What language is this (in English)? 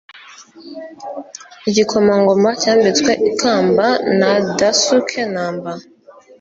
Kinyarwanda